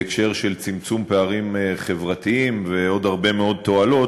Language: Hebrew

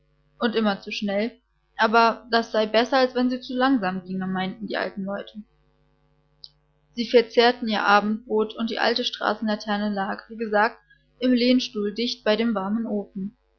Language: German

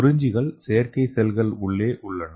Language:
Tamil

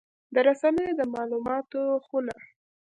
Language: Pashto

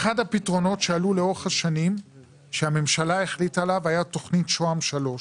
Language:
Hebrew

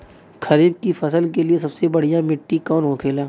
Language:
Bhojpuri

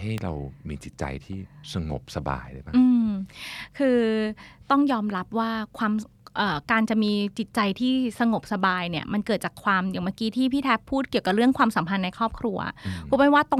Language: Thai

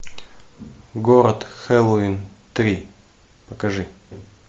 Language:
Russian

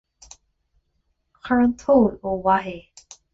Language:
Irish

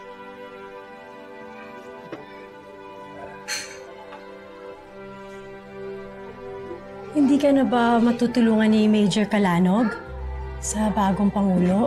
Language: Filipino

